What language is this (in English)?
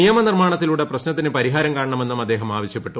Malayalam